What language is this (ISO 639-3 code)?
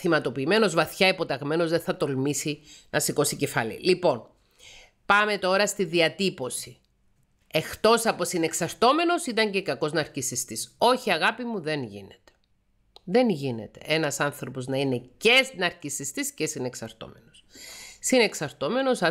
ell